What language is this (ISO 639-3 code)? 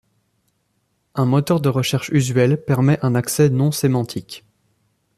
fra